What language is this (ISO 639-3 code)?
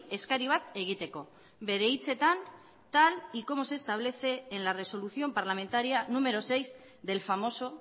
spa